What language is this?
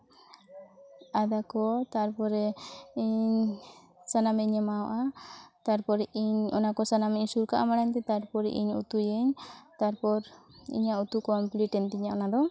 Santali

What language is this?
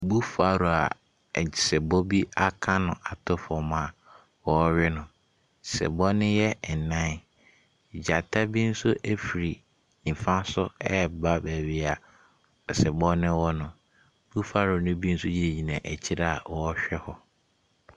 Akan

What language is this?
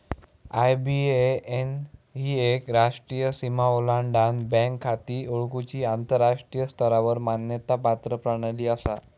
Marathi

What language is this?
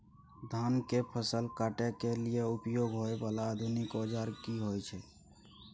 Maithili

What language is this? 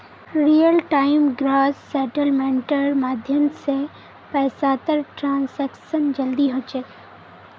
Magahi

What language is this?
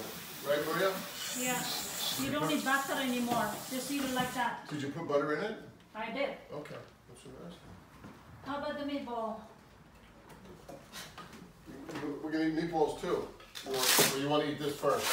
English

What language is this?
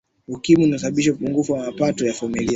Swahili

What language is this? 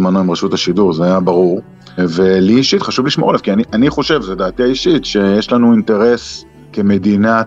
Hebrew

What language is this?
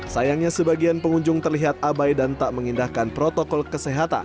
Indonesian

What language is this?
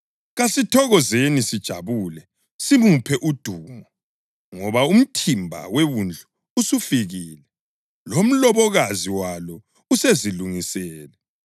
North Ndebele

